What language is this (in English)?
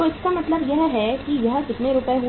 Hindi